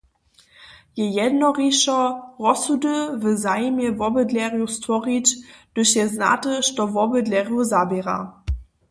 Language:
Upper Sorbian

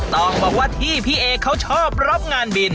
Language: Thai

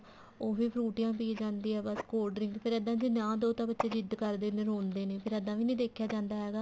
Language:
Punjabi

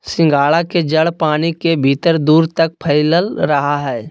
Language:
Magahi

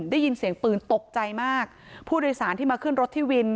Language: Thai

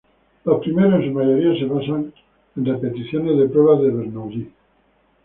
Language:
Spanish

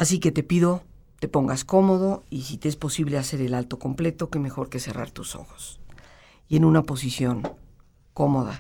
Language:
Spanish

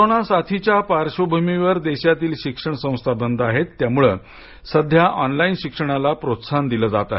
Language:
Marathi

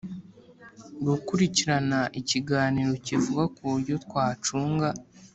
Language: Kinyarwanda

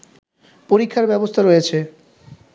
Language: Bangla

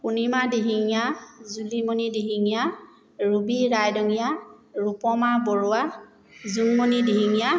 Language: Assamese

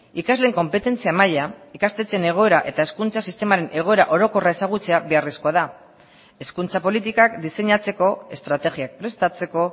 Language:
Basque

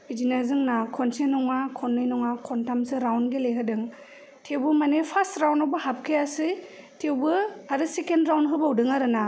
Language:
Bodo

